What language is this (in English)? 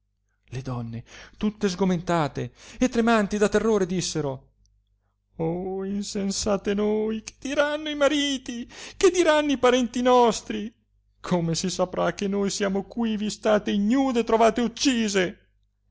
Italian